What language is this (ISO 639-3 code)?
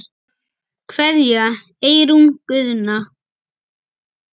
isl